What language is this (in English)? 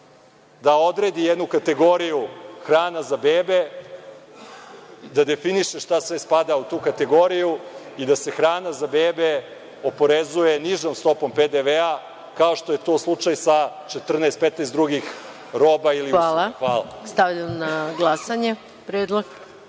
Serbian